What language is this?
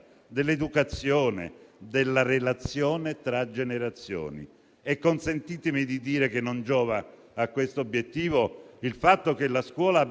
Italian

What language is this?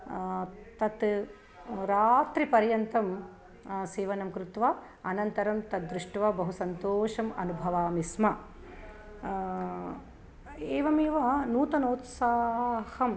Sanskrit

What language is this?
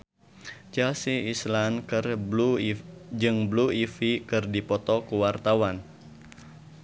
Sundanese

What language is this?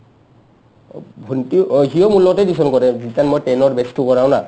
Assamese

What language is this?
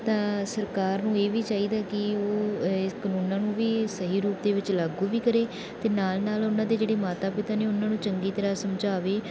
Punjabi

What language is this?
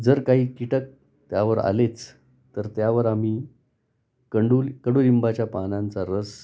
Marathi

